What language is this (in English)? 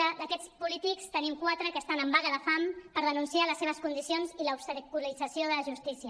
Catalan